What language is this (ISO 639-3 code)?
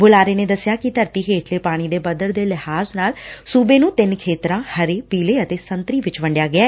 pan